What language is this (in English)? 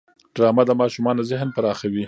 Pashto